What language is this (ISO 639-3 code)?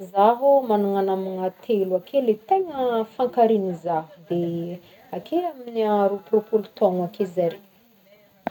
bmm